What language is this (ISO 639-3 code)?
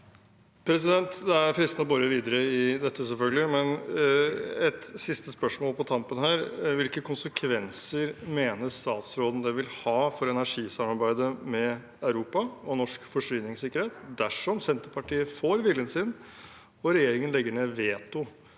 nor